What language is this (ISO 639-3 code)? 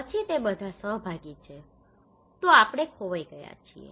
guj